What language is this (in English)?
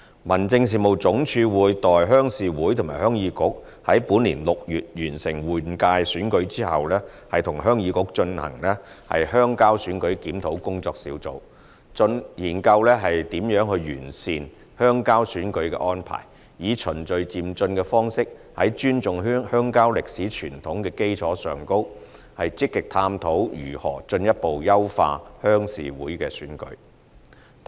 Cantonese